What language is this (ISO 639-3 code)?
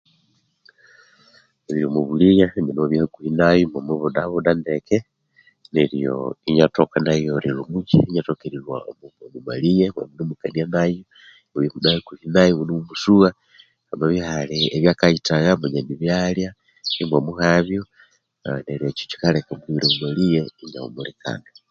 koo